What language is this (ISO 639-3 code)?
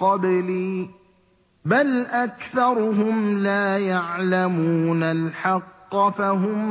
ara